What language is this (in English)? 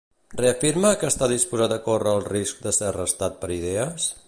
Catalan